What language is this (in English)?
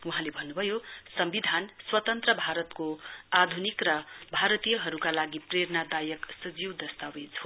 Nepali